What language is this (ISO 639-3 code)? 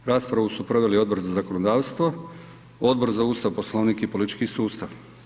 hrv